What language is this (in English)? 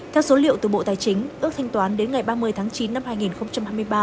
Vietnamese